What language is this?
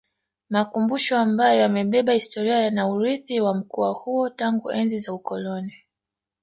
Swahili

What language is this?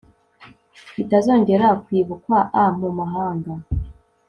Kinyarwanda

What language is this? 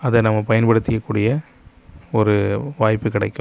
Tamil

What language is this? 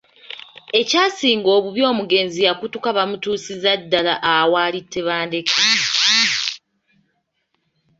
Ganda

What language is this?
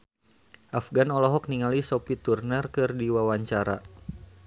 Sundanese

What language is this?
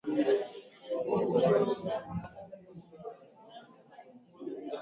Swahili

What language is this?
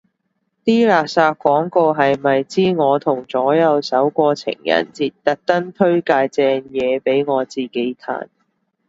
Cantonese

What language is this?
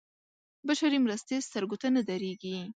Pashto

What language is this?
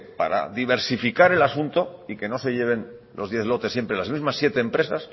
Spanish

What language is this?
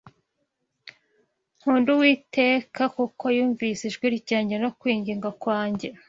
Kinyarwanda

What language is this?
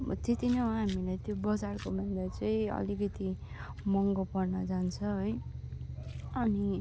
Nepali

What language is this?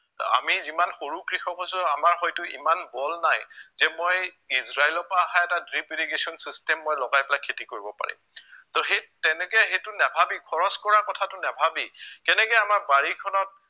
Assamese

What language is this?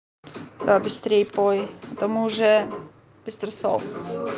Russian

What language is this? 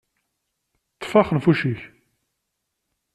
Kabyle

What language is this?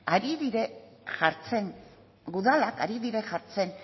Basque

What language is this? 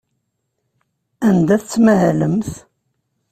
Kabyle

